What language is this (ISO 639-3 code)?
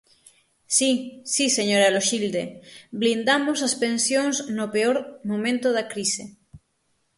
glg